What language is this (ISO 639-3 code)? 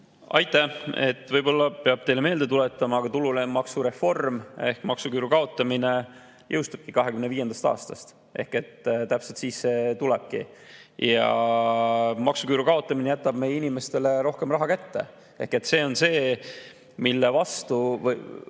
est